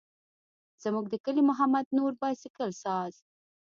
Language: Pashto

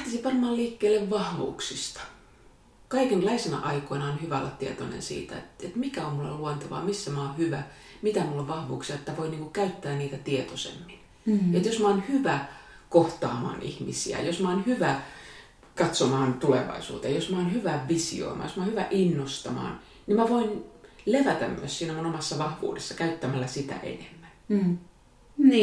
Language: Finnish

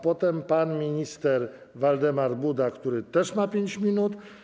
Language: Polish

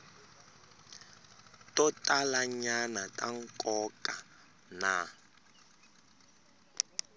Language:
Tsonga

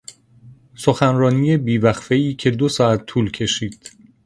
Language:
Persian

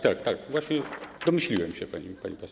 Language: Polish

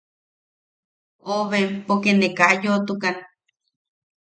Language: Yaqui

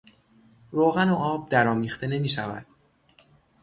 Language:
Persian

